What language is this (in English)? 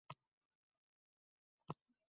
Uzbek